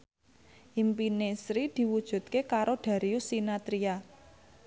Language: Javanese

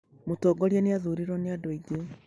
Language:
Kikuyu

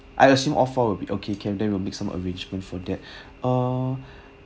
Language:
English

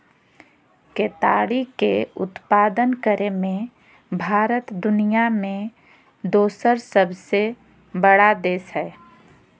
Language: Magahi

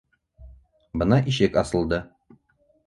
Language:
Bashkir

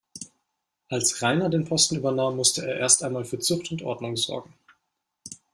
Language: German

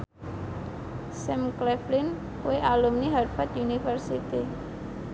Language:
Javanese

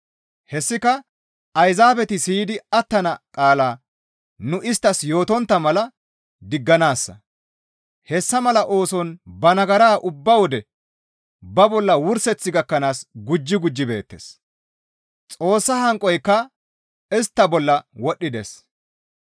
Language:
Gamo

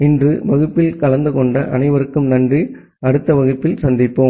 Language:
Tamil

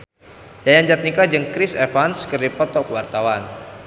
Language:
Sundanese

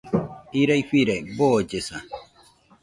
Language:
Nüpode Huitoto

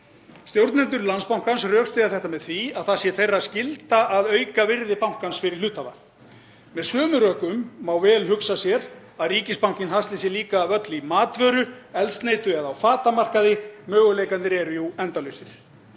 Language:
Icelandic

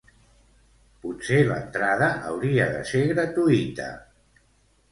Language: Catalan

